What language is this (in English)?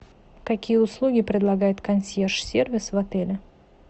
Russian